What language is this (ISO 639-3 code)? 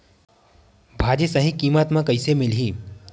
hne